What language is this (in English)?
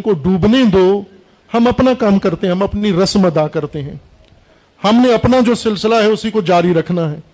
Urdu